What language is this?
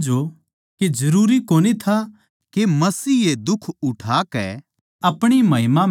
Haryanvi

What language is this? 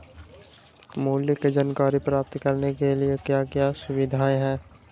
Magahi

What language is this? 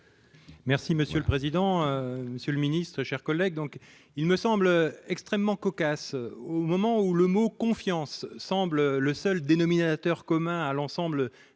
French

